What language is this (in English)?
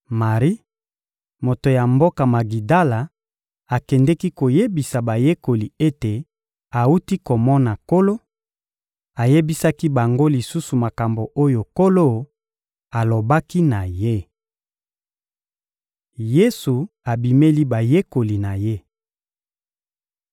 Lingala